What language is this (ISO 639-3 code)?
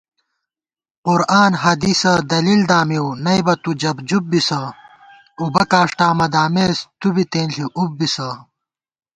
gwt